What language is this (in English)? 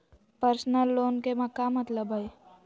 Magahi